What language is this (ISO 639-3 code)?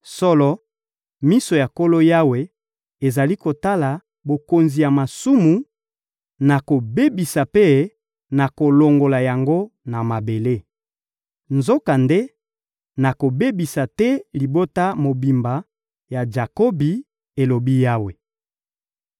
lin